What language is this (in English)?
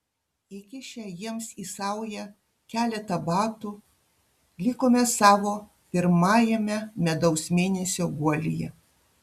Lithuanian